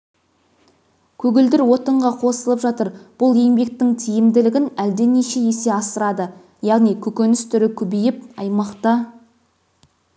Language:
Kazakh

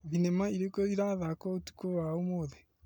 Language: Kikuyu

